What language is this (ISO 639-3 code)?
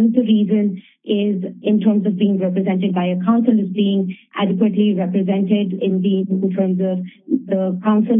eng